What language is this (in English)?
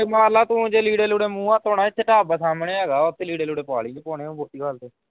Punjabi